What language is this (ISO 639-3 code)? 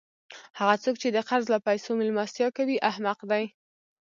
pus